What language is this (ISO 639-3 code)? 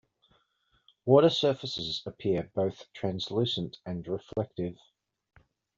eng